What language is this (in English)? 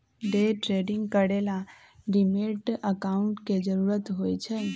Magahi